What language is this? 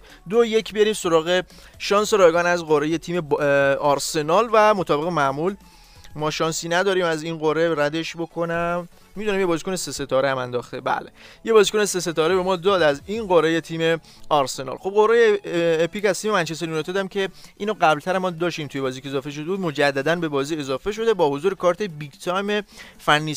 Persian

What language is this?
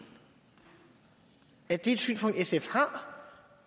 Danish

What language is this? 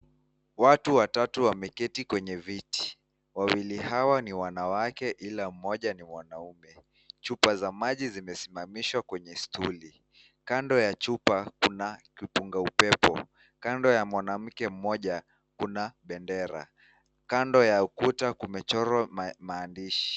Swahili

